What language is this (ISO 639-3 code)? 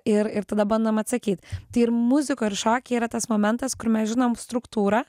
lit